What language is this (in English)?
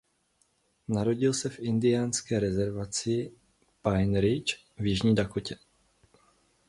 Czech